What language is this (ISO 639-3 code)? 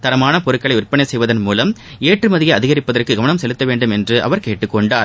tam